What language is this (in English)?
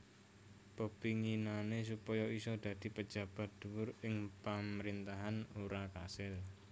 Javanese